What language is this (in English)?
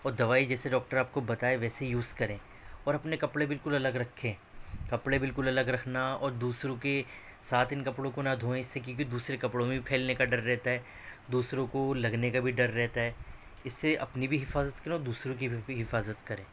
Urdu